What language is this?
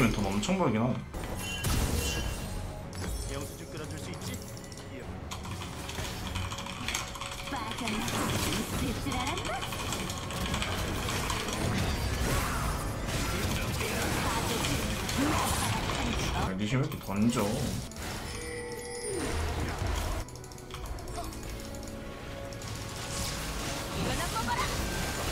Korean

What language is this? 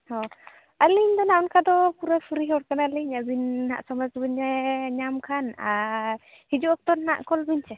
Santali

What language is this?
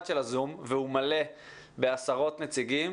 Hebrew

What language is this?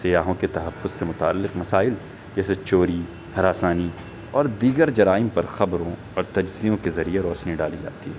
Urdu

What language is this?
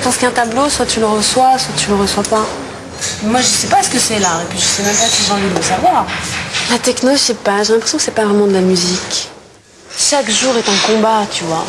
French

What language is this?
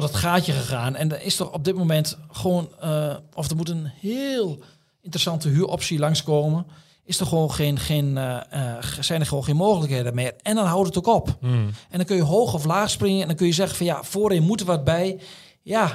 Dutch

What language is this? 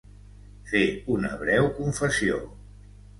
Catalan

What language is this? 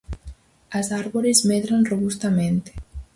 Galician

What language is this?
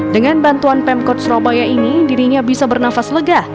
Indonesian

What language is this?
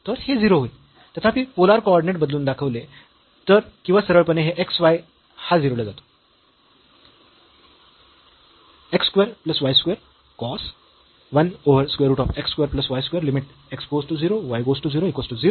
Marathi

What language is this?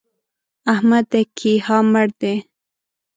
Pashto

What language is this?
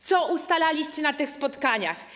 Polish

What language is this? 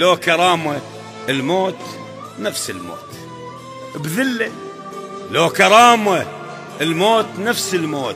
Arabic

